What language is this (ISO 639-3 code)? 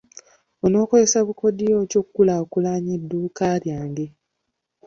lug